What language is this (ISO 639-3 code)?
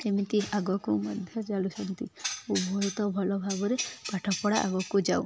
ori